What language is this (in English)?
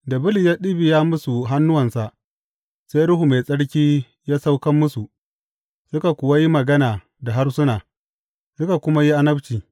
Hausa